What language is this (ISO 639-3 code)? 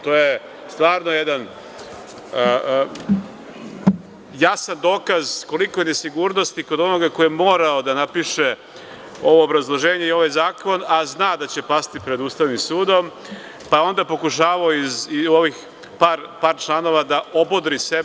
srp